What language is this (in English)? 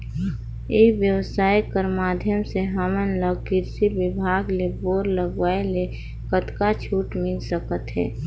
Chhattisgarhi